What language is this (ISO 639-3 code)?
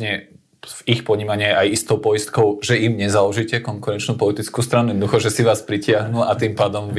slk